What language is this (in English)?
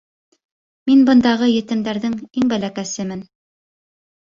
Bashkir